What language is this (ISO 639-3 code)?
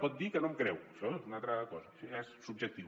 cat